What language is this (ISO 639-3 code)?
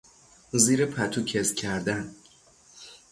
fas